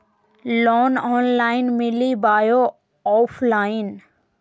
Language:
Magahi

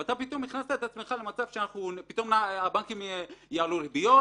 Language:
Hebrew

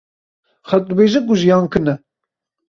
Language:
Kurdish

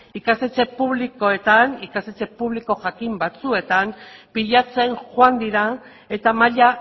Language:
Basque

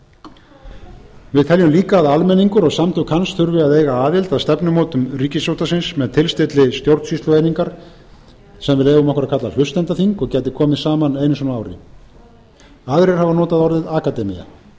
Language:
Icelandic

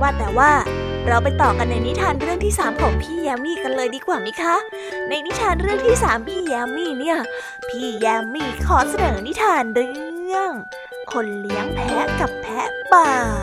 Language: Thai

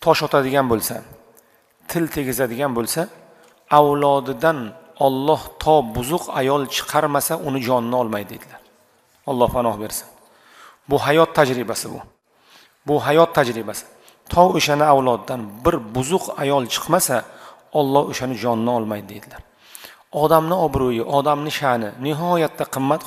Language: Turkish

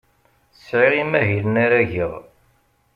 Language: Kabyle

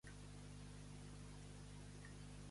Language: Catalan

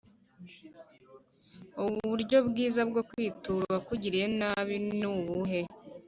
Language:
Kinyarwanda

